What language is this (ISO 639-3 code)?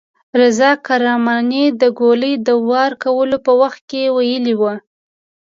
pus